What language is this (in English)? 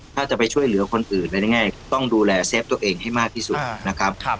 Thai